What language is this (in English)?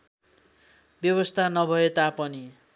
Nepali